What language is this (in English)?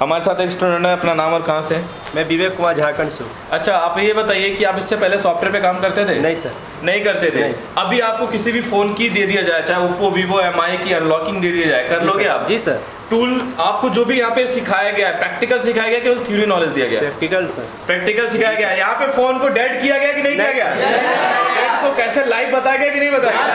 Hindi